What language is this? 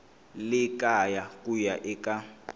Tsonga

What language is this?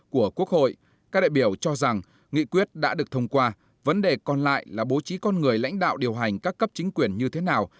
Vietnamese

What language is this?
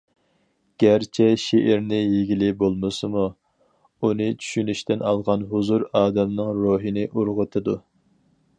Uyghur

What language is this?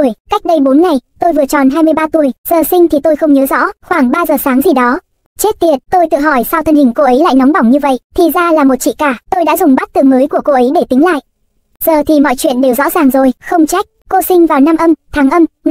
Vietnamese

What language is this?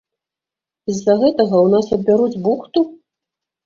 Belarusian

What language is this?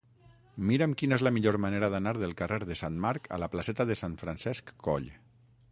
Catalan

